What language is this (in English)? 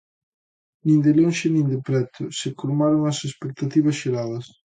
Galician